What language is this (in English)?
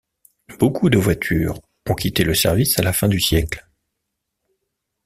French